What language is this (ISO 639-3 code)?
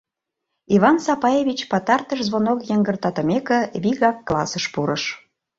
chm